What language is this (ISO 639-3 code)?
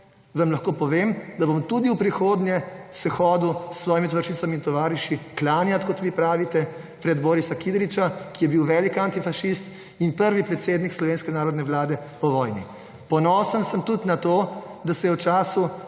slv